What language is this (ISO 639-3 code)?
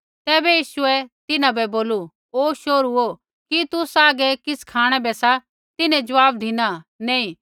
kfx